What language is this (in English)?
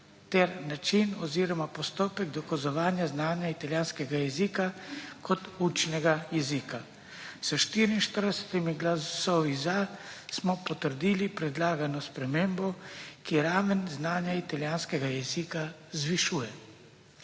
Slovenian